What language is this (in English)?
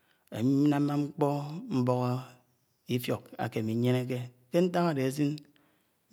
Anaang